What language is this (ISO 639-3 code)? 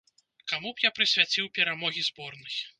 bel